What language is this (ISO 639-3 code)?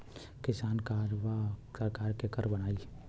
bho